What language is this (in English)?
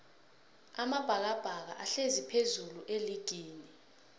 South Ndebele